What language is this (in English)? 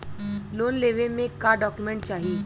Bhojpuri